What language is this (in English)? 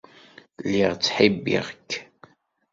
Kabyle